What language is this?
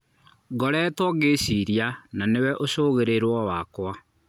Kikuyu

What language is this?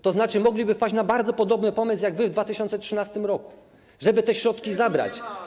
Polish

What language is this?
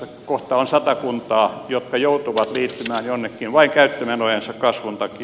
Finnish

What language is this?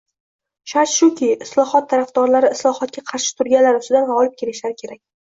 Uzbek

